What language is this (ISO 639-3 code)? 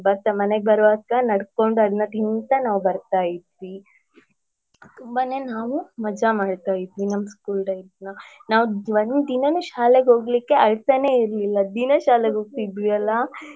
kan